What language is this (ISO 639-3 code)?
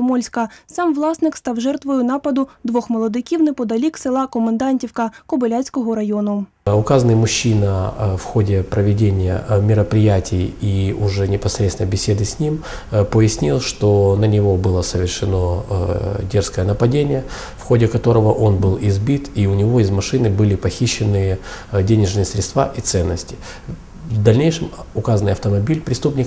rus